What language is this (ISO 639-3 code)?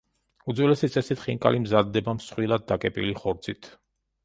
kat